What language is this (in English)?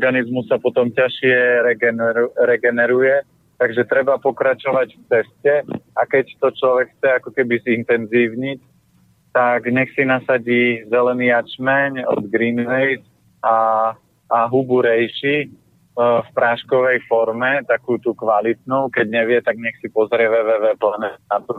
Slovak